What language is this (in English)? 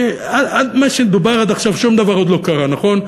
Hebrew